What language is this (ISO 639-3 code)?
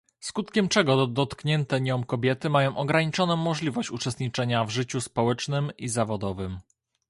pol